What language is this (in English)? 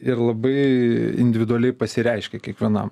Lithuanian